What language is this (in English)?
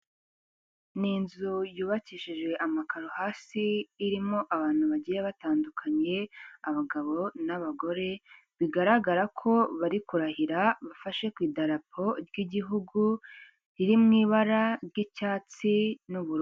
Kinyarwanda